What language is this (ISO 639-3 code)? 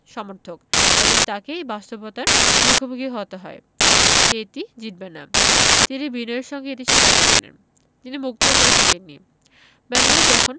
ben